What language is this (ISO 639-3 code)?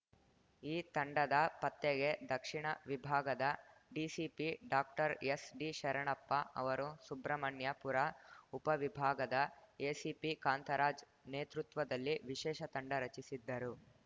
kan